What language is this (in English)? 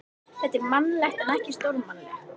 Icelandic